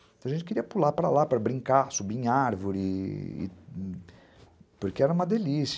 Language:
Portuguese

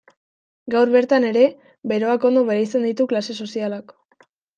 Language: Basque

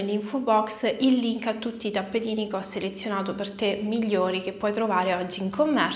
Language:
Italian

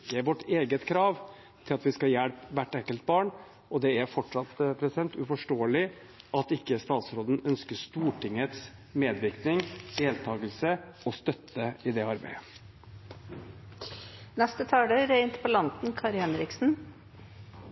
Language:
Norwegian Bokmål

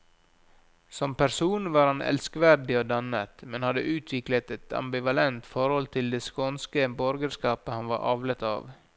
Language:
Norwegian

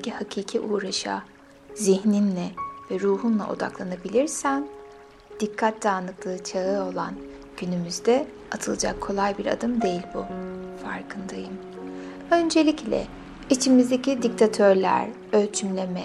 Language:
Turkish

